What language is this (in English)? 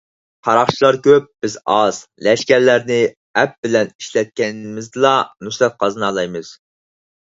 Uyghur